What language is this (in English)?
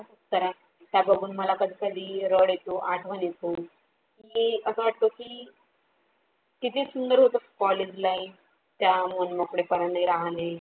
Marathi